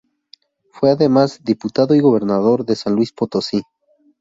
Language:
Spanish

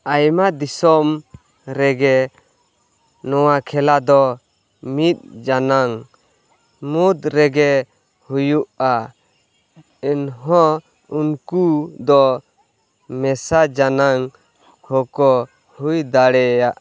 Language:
Santali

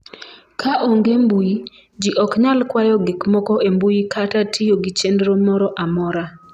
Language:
Luo (Kenya and Tanzania)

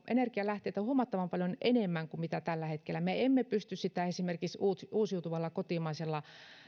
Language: Finnish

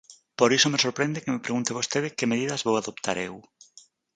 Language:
Galician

